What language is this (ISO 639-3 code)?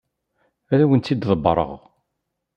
kab